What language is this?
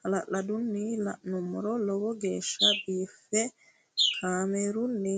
Sidamo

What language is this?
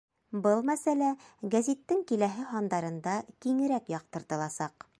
Bashkir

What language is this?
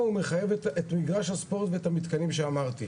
Hebrew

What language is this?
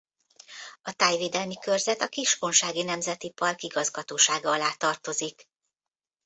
Hungarian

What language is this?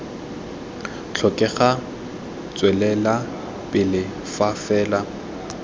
Tswana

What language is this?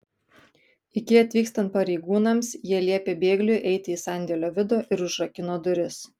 Lithuanian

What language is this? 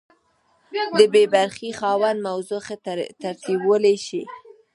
Pashto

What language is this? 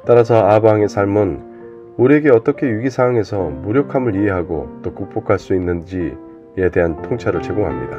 Korean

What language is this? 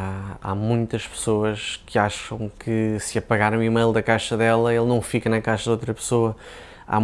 Portuguese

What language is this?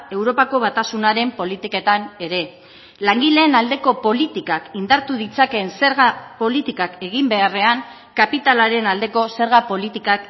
Basque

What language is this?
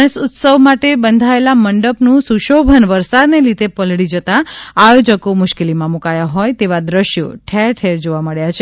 Gujarati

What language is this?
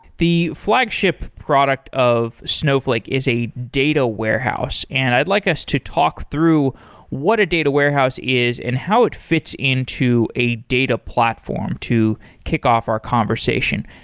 English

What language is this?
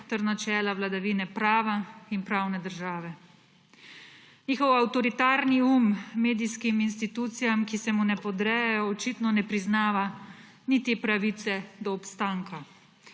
Slovenian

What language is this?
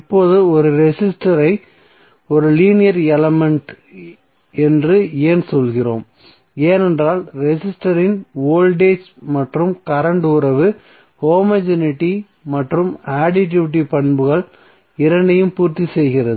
Tamil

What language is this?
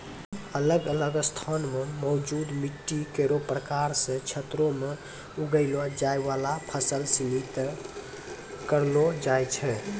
Maithili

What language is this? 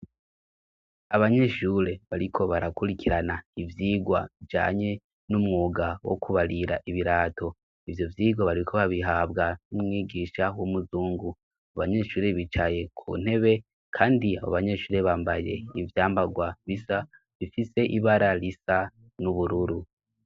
Rundi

